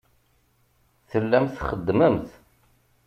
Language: Kabyle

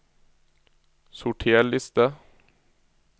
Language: Norwegian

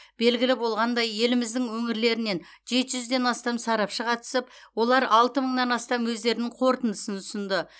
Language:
Kazakh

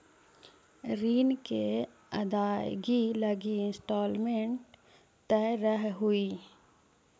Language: Magahi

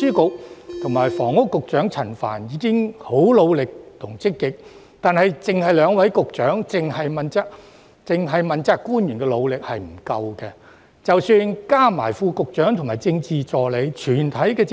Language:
Cantonese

